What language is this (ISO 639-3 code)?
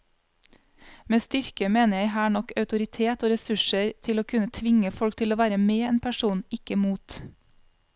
nor